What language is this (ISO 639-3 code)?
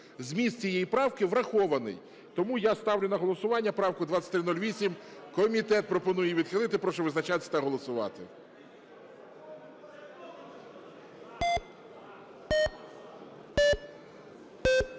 ukr